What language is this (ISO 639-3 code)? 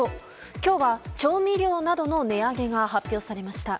jpn